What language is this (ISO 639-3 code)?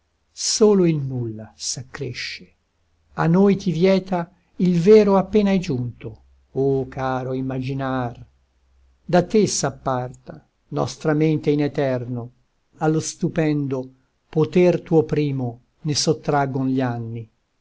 ita